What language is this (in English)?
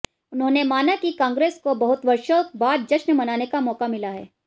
Hindi